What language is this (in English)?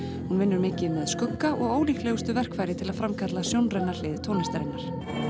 Icelandic